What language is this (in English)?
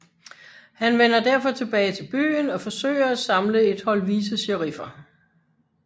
Danish